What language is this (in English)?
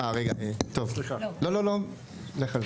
Hebrew